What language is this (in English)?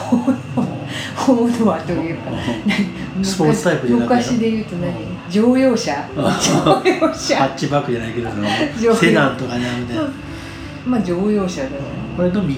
Japanese